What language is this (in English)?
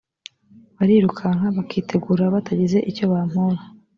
Kinyarwanda